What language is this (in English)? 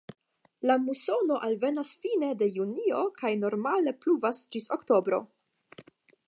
Esperanto